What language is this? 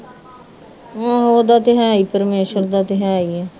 Punjabi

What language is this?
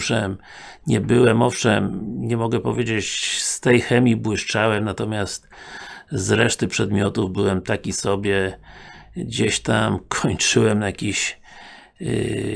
Polish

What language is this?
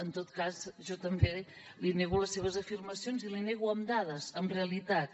Catalan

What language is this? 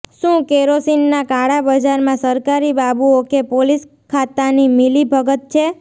Gujarati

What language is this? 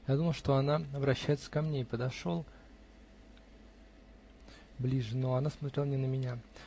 Russian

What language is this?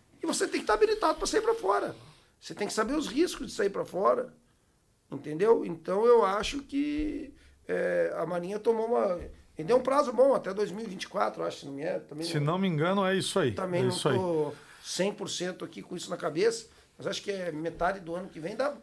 Portuguese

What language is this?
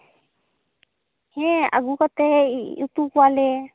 Santali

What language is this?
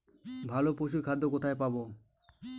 Bangla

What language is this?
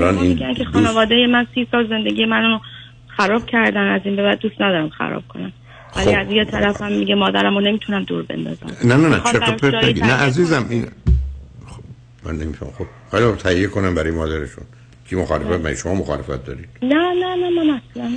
Persian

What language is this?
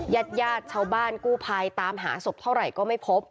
Thai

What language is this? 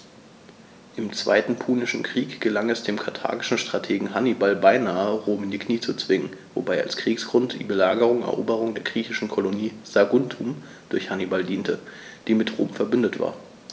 German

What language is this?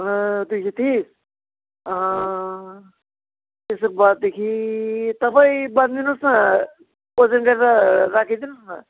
Nepali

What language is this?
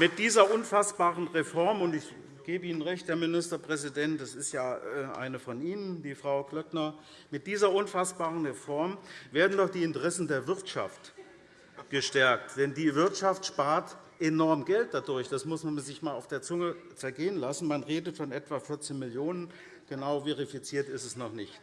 German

